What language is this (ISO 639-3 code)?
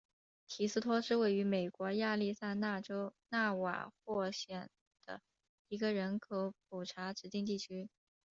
zho